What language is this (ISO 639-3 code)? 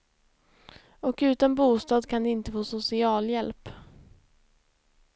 swe